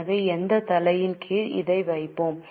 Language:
Tamil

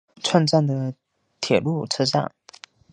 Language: Chinese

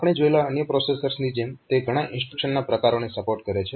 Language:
Gujarati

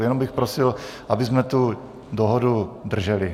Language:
Czech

